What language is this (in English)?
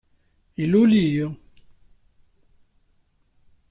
Kabyle